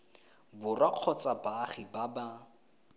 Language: Tswana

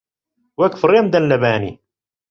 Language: Central Kurdish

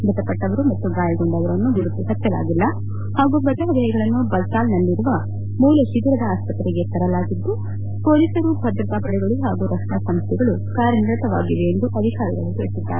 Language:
Kannada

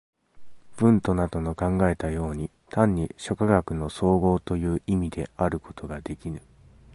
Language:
Japanese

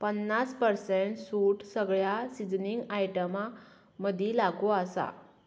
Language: Konkani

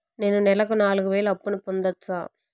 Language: Telugu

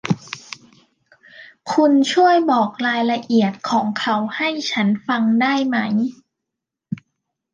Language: Thai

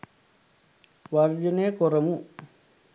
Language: Sinhala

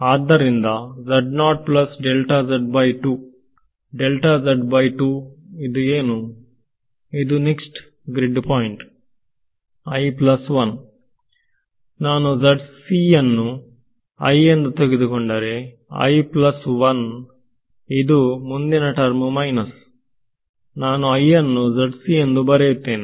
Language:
Kannada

